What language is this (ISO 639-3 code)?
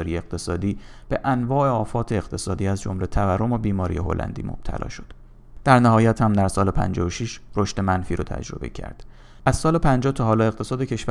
fas